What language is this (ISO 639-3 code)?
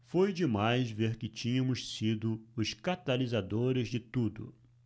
por